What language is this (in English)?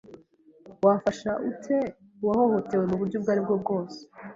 Kinyarwanda